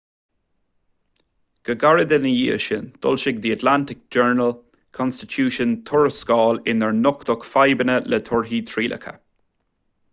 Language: Irish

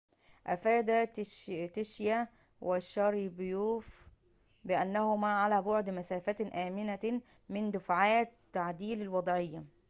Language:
Arabic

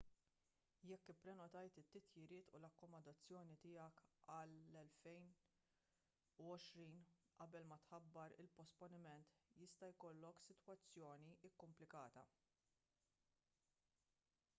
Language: Maltese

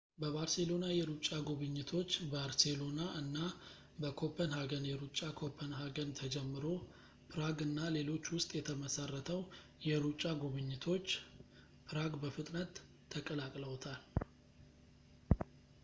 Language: Amharic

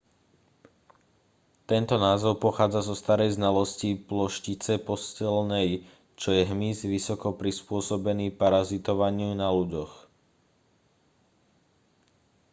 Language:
Slovak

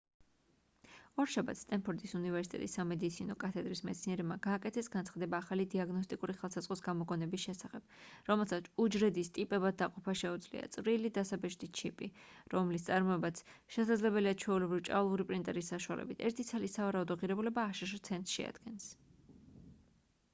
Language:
Georgian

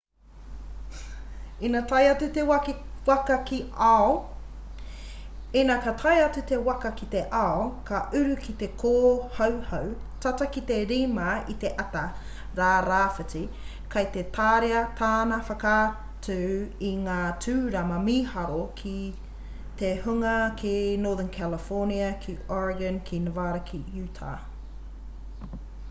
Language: Māori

